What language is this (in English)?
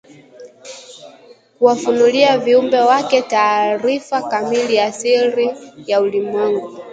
Swahili